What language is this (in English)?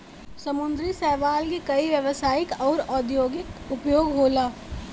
Bhojpuri